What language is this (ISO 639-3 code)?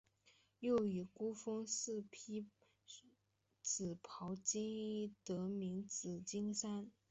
zho